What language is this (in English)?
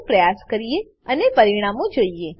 Gujarati